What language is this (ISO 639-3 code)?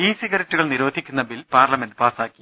mal